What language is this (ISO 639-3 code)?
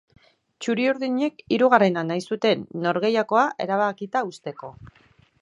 eus